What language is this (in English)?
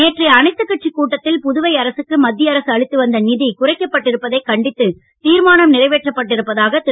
Tamil